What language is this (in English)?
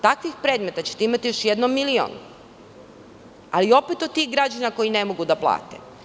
Serbian